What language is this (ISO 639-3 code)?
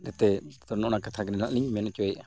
sat